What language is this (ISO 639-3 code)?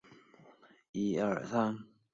zho